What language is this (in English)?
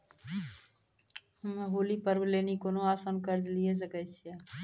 Maithili